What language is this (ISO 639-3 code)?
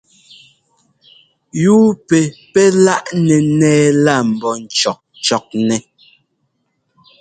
jgo